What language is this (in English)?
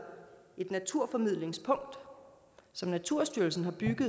Danish